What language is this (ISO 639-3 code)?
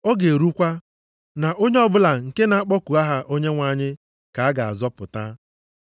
ibo